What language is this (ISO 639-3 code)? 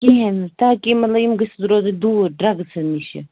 kas